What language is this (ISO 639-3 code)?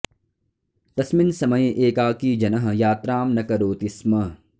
san